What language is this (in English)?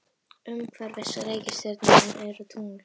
Icelandic